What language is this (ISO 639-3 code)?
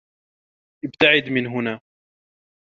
ara